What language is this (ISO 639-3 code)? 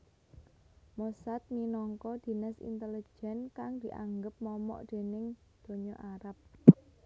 jav